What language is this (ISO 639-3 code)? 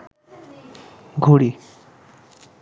ben